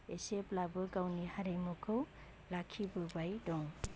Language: Bodo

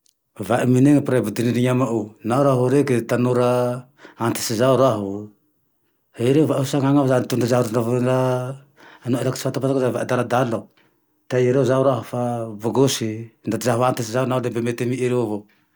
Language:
Tandroy-Mahafaly Malagasy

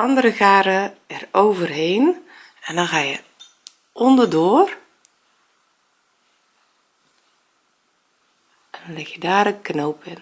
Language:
Dutch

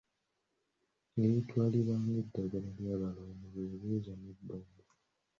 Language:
Ganda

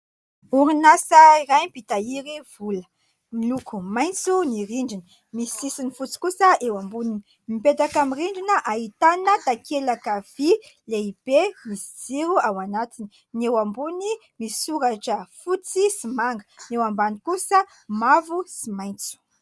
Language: Malagasy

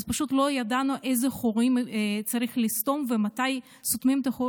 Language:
Hebrew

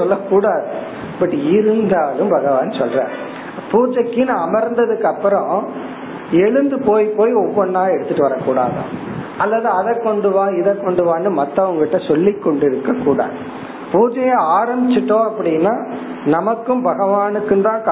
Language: Tamil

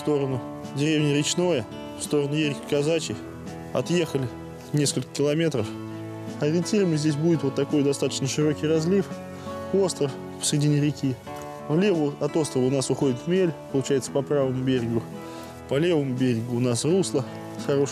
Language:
Russian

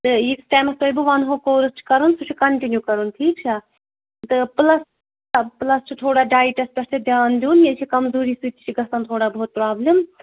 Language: Kashmiri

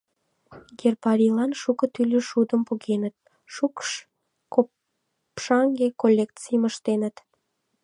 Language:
Mari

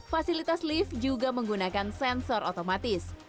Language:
Indonesian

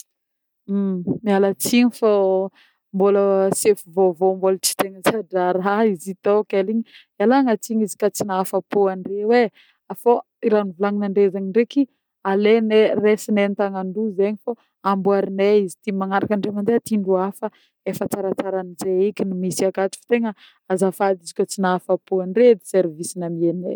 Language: Northern Betsimisaraka Malagasy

